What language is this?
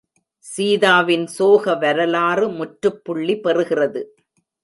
Tamil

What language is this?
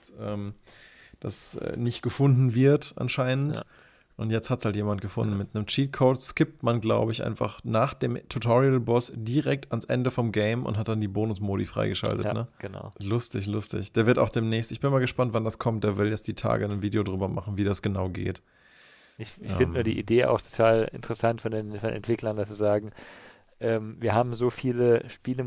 German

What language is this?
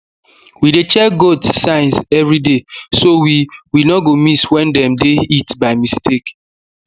Nigerian Pidgin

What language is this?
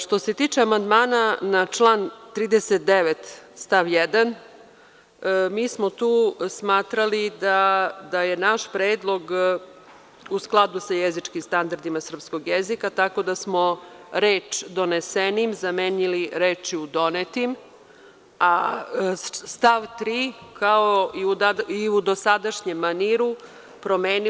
Serbian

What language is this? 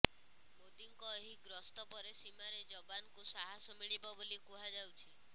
Odia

